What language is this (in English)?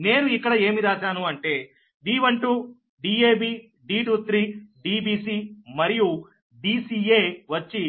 Telugu